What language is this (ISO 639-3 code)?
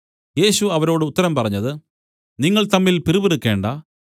mal